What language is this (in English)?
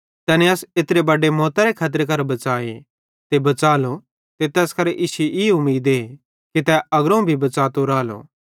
Bhadrawahi